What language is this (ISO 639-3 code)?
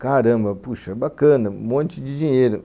por